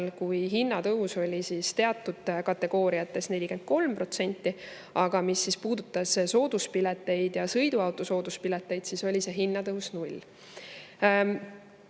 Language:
Estonian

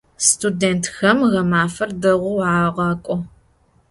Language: Adyghe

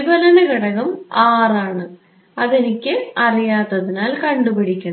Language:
Malayalam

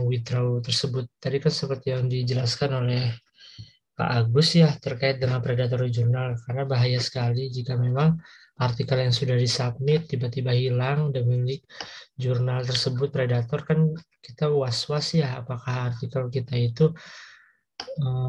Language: Indonesian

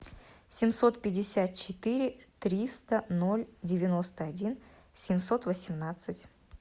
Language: Russian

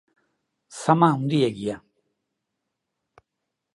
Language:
Basque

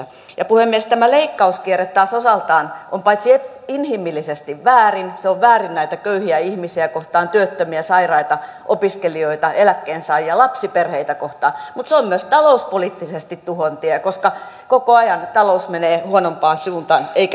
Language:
Finnish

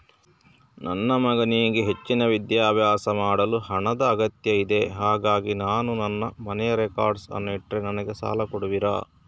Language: Kannada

